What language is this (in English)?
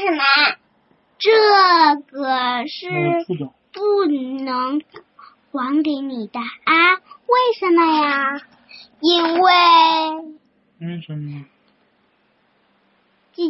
Chinese